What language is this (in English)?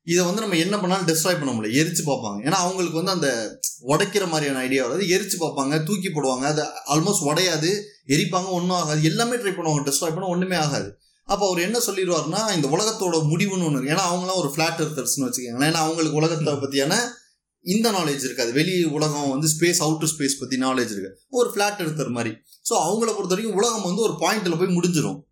Tamil